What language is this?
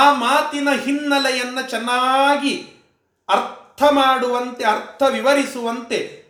Kannada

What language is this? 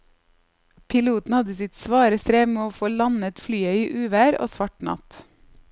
Norwegian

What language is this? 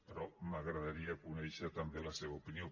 Catalan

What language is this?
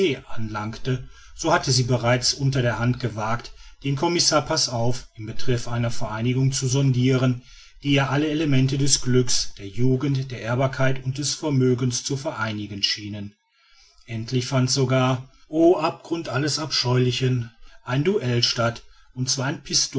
German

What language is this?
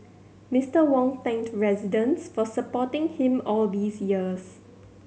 English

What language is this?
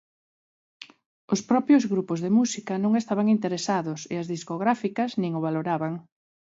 Galician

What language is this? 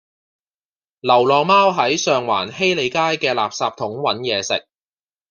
Cantonese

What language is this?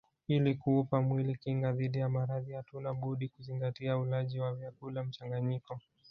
Swahili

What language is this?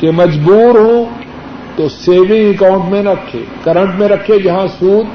Urdu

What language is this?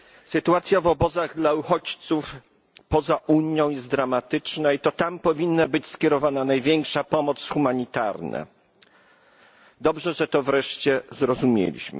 Polish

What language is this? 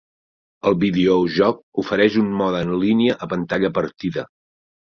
Catalan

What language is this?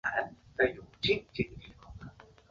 Chinese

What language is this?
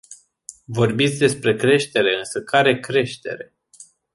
Romanian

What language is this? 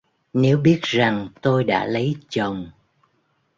Vietnamese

